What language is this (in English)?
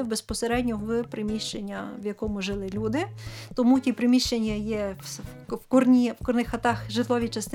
Ukrainian